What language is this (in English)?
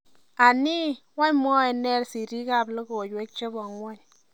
Kalenjin